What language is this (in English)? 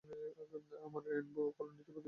Bangla